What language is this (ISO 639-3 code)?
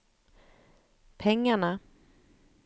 swe